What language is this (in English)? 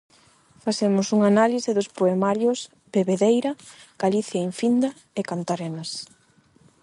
Galician